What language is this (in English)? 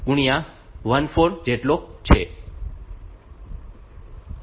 Gujarati